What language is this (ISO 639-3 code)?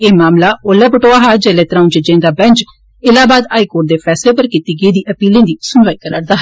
doi